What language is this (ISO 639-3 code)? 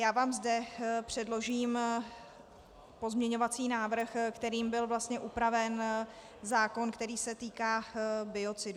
ces